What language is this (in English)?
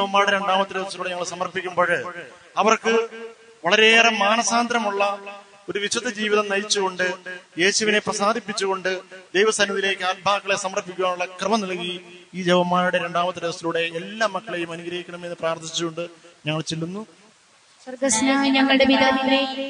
Romanian